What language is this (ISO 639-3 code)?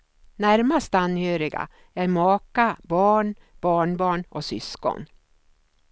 swe